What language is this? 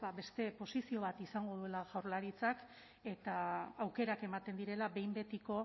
Basque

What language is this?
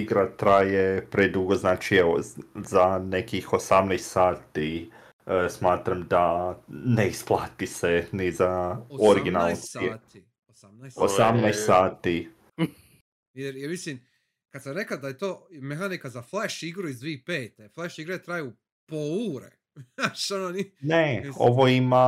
Croatian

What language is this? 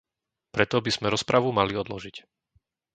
Slovak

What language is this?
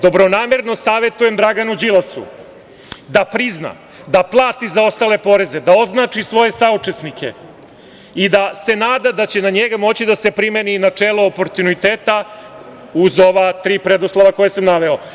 Serbian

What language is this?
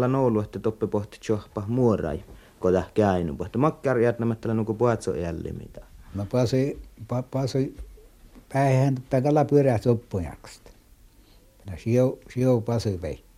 Finnish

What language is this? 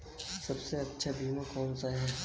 Hindi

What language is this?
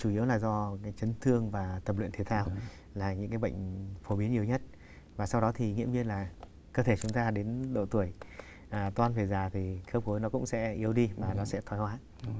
Vietnamese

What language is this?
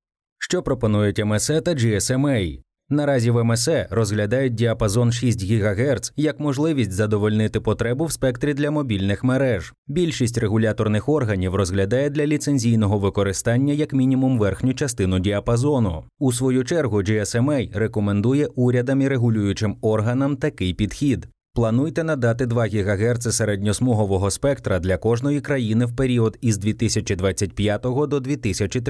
Ukrainian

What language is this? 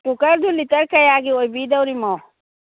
Manipuri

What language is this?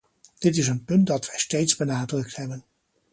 Dutch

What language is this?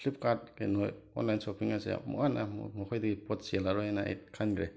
Manipuri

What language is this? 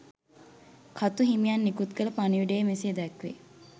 Sinhala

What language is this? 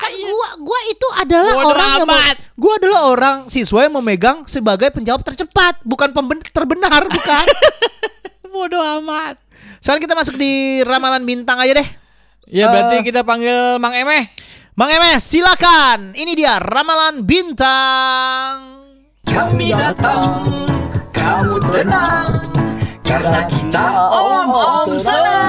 Indonesian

